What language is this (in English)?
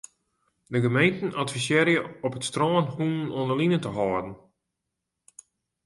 Western Frisian